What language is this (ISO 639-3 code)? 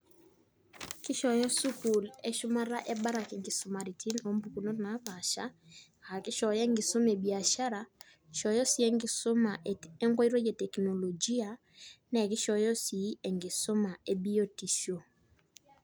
mas